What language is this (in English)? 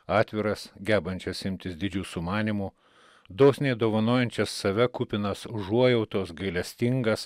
Lithuanian